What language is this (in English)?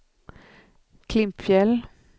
Swedish